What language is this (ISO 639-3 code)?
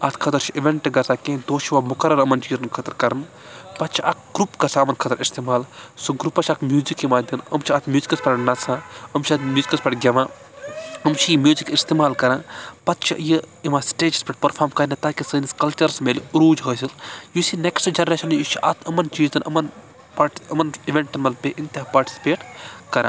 kas